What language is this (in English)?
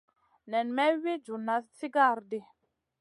Masana